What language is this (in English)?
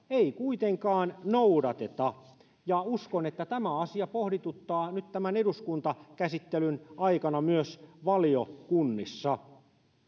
Finnish